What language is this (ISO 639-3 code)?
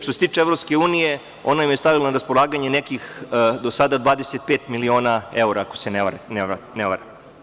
srp